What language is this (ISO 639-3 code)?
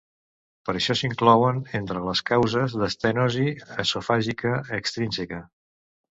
cat